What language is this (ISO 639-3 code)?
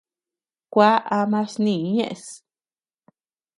cux